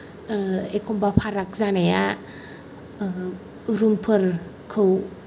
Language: Bodo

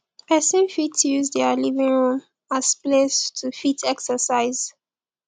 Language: Nigerian Pidgin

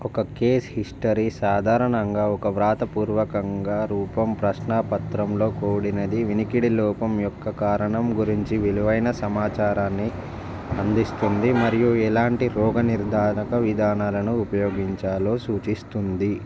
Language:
Telugu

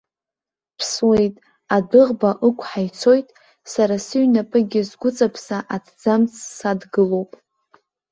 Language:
Abkhazian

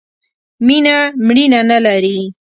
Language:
Pashto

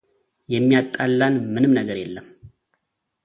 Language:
Amharic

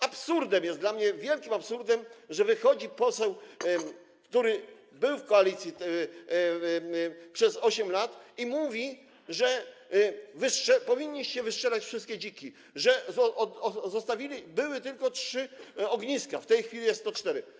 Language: Polish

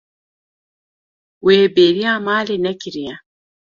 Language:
Kurdish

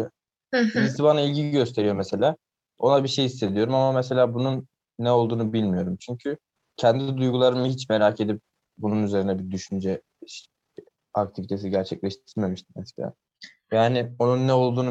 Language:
Turkish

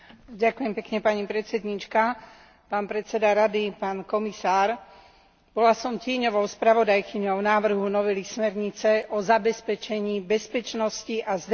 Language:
Slovak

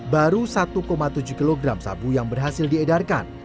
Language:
Indonesian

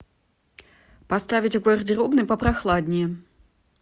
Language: Russian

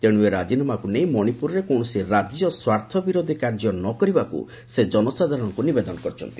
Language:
Odia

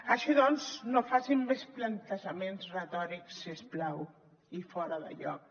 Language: Catalan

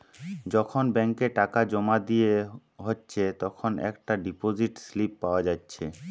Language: Bangla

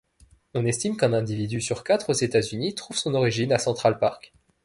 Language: French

